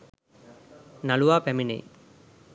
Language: Sinhala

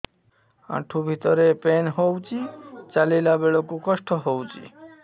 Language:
Odia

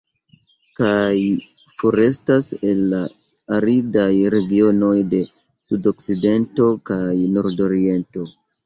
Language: Esperanto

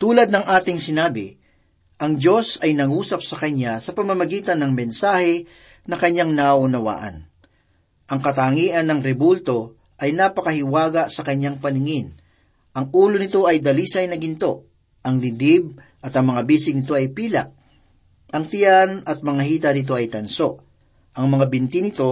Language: Filipino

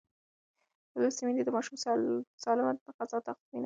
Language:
Pashto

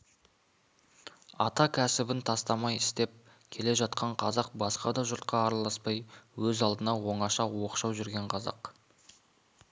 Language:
Kazakh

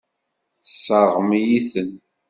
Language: Kabyle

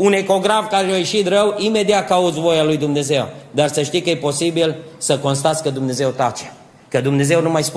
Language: Romanian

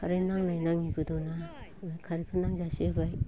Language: Bodo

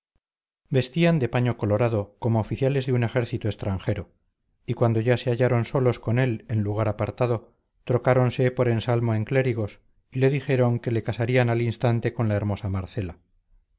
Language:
Spanish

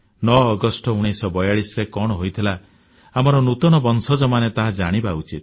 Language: Odia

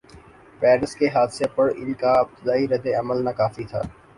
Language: Urdu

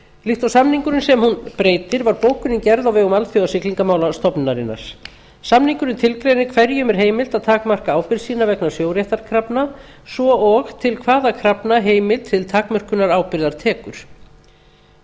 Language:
Icelandic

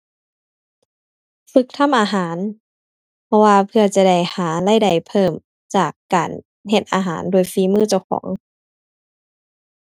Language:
Thai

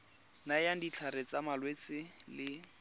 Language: Tswana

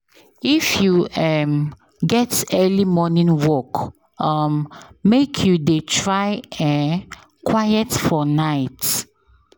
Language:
Nigerian Pidgin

